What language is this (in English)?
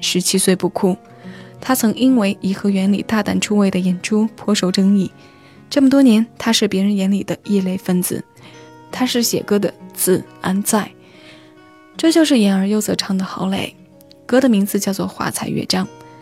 Chinese